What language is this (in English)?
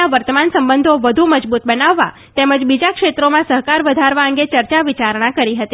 Gujarati